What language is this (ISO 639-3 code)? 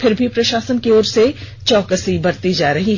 hin